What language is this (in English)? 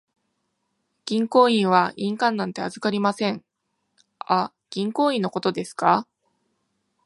Japanese